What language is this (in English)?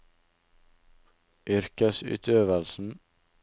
Norwegian